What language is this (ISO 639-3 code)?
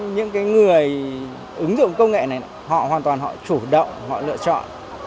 vie